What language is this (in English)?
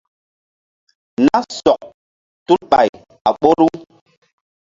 Mbum